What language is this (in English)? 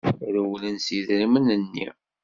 Kabyle